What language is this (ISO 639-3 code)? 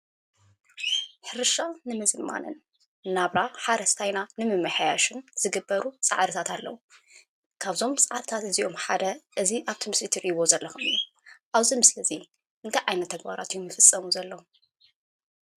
tir